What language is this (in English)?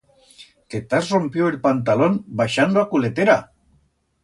Aragonese